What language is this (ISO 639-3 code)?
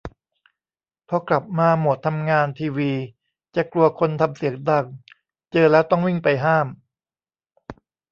tha